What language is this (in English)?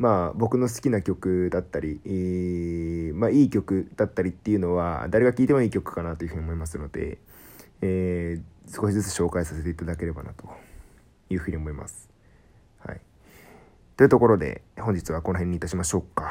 Japanese